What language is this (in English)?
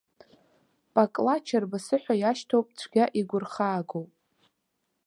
Abkhazian